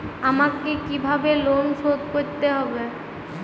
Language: Bangla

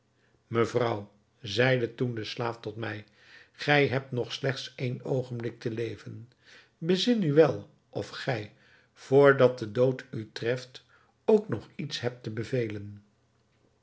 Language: Dutch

